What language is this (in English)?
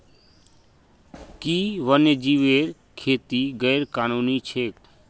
Magahi